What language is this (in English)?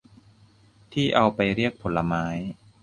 Thai